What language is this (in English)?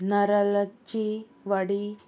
Konkani